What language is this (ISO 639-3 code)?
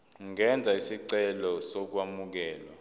zul